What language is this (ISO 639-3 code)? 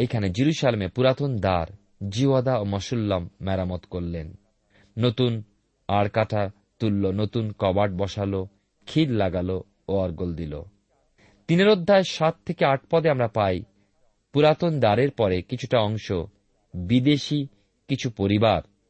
ben